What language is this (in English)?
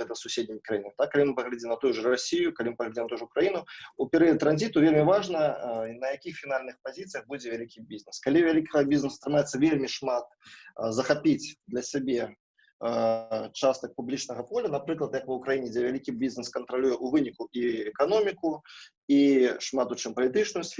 Russian